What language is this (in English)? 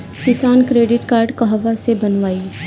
Bhojpuri